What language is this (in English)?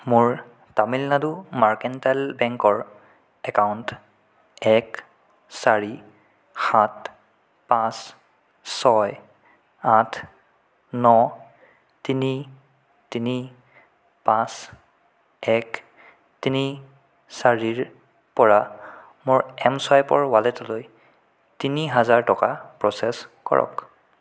Assamese